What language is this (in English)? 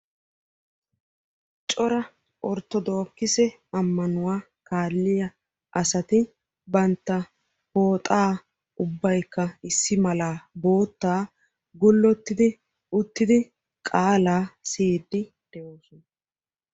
Wolaytta